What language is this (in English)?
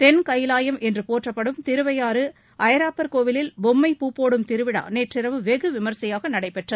Tamil